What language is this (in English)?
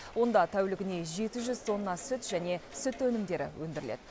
Kazakh